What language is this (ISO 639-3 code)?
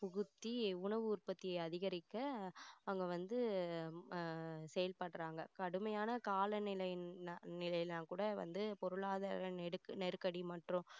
tam